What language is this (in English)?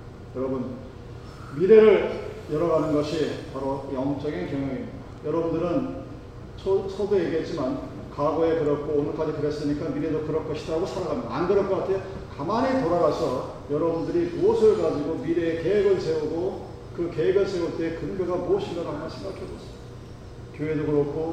Korean